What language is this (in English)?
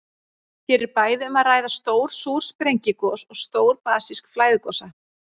Icelandic